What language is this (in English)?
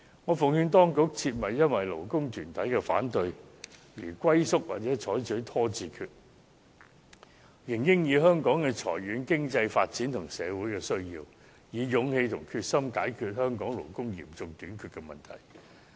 Cantonese